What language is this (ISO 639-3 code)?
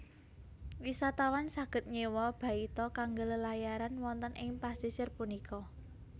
jav